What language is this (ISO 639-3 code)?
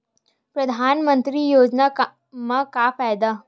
hne